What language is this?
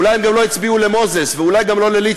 Hebrew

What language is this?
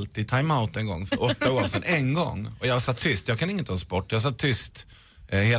Swedish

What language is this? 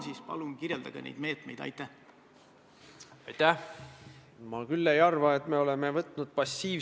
Estonian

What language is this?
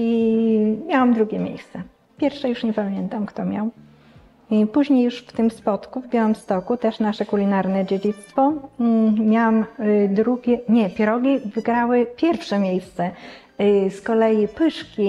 Polish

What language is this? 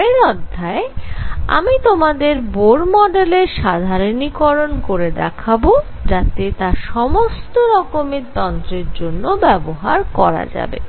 Bangla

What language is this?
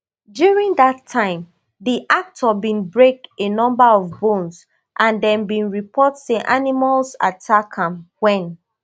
Nigerian Pidgin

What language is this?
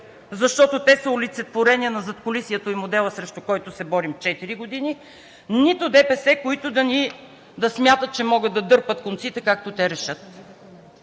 Bulgarian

